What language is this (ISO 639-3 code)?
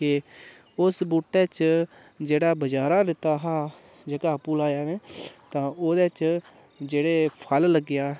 doi